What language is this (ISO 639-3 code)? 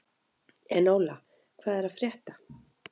isl